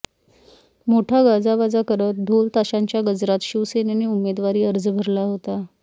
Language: Marathi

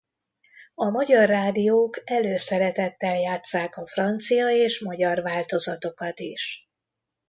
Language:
Hungarian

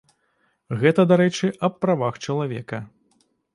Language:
Belarusian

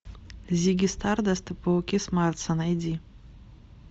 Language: Russian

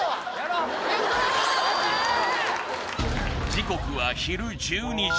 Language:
Japanese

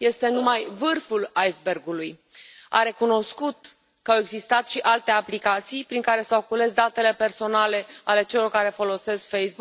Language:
Romanian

